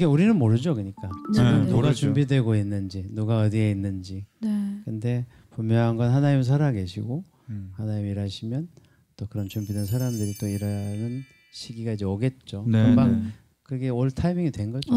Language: Korean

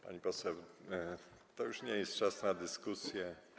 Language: Polish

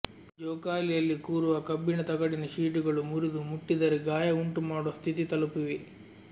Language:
Kannada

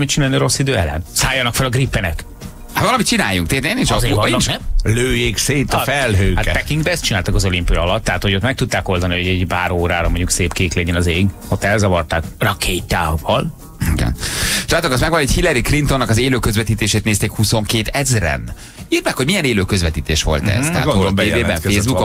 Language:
Hungarian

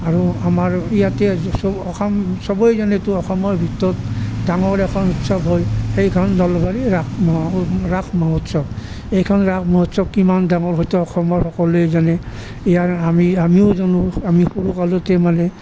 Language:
Assamese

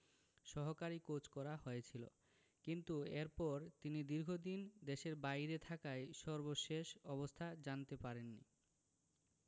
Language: Bangla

